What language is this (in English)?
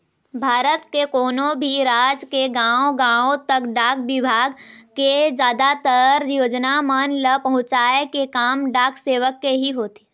Chhattisgarhi